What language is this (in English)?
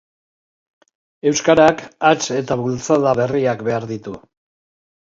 Basque